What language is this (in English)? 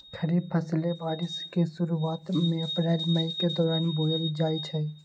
Magahi